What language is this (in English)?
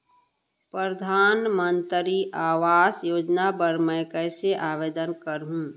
Chhattisgarhi